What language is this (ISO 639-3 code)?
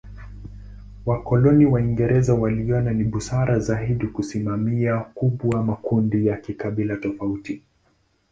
swa